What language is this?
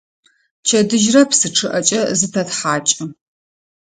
Adyghe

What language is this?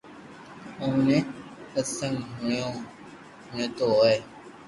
Loarki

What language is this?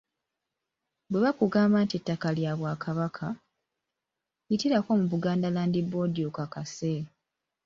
Ganda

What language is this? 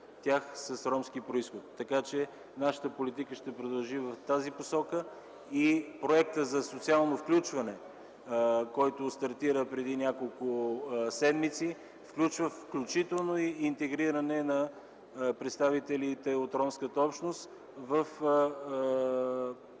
Bulgarian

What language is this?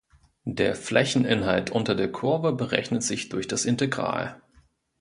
German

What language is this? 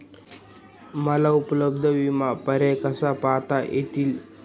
Marathi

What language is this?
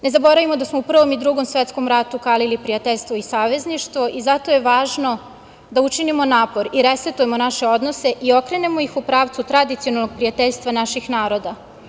Serbian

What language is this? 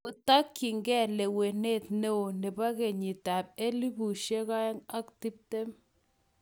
Kalenjin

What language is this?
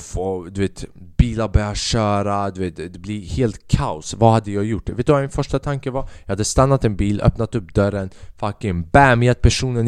Swedish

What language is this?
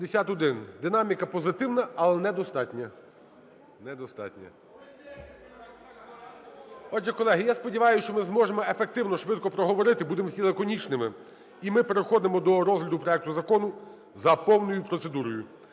Ukrainian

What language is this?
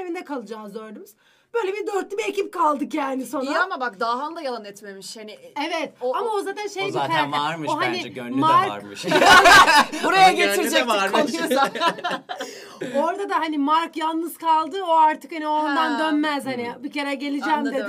Turkish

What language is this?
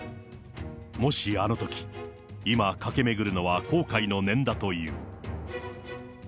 Japanese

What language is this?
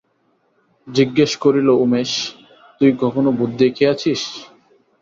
Bangla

